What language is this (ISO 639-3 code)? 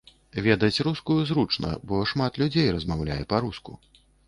bel